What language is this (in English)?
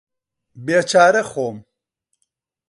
Central Kurdish